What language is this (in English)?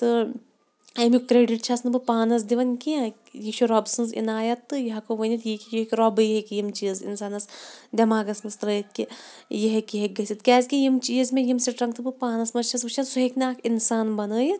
Kashmiri